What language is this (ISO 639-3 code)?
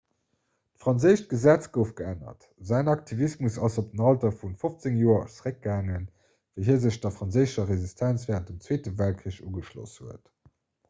ltz